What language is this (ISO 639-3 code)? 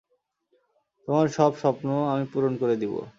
ben